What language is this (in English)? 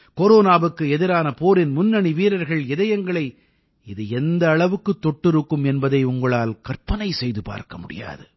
Tamil